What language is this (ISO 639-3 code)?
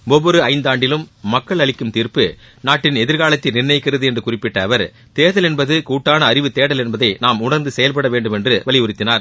tam